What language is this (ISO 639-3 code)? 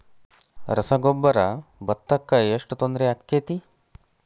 kan